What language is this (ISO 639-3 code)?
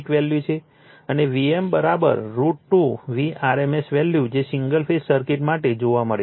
guj